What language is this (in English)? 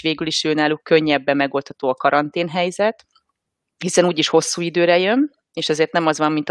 Hungarian